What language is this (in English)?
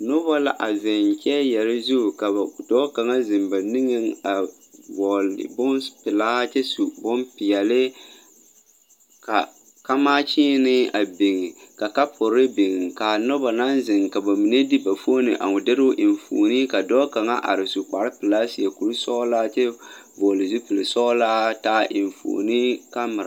Southern Dagaare